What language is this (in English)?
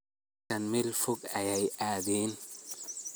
Somali